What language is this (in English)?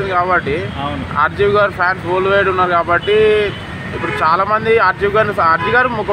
Thai